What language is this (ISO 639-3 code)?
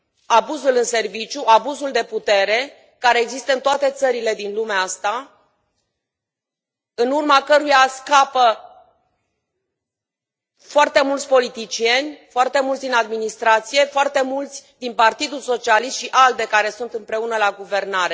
ron